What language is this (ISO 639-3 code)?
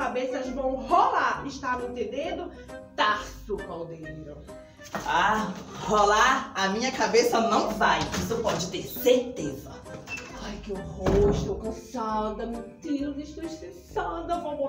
por